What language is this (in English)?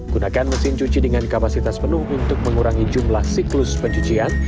Indonesian